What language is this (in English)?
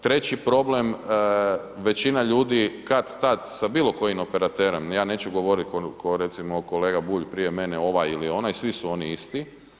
Croatian